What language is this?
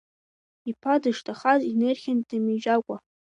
Abkhazian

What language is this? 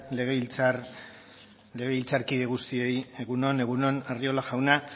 Basque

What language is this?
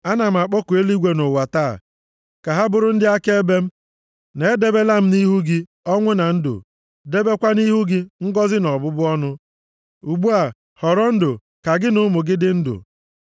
Igbo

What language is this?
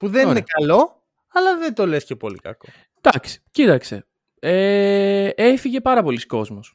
Greek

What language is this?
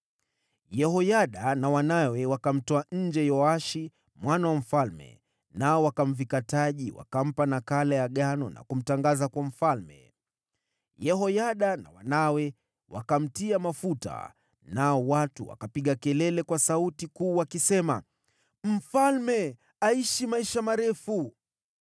Swahili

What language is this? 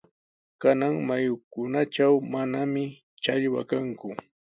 Sihuas Ancash Quechua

